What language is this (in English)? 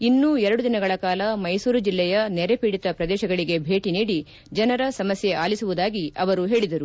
Kannada